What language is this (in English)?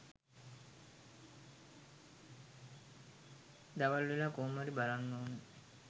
Sinhala